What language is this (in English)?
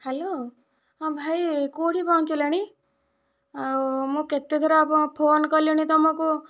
Odia